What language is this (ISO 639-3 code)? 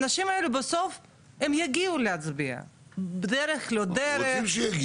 heb